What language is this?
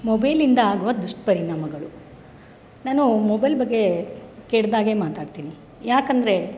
Kannada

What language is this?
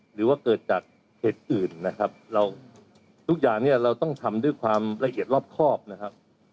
Thai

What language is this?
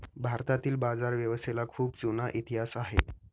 Marathi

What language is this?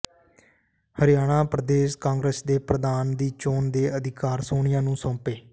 Punjabi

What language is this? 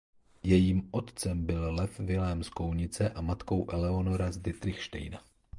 Czech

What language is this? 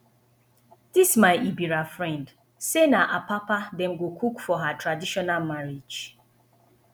Nigerian Pidgin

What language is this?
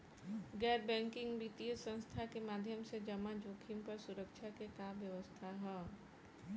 Bhojpuri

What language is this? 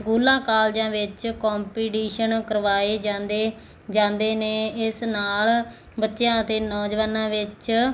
Punjabi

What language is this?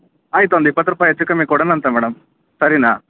Kannada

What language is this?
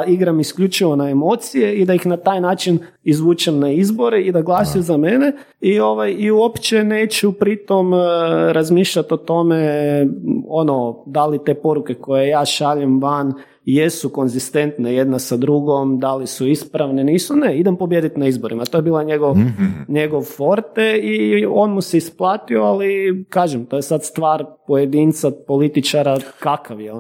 Croatian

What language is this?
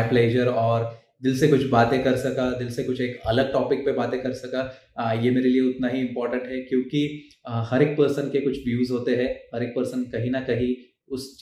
Hindi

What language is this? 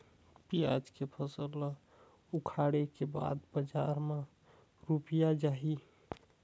Chhattisgarhi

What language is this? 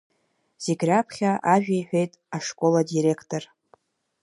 Abkhazian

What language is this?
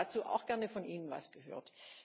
German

